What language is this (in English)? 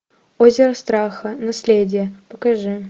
Russian